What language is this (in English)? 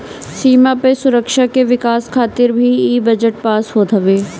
Bhojpuri